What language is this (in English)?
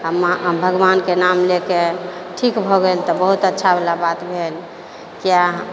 Maithili